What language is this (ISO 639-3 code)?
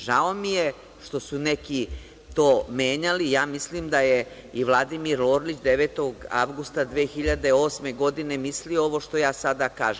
srp